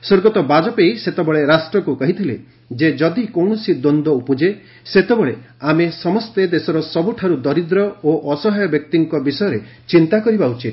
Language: Odia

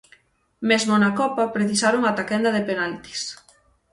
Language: Galician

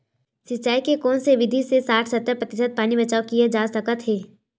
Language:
Chhattisgarhi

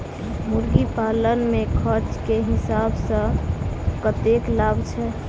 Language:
Maithili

